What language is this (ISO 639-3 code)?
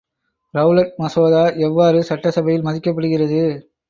tam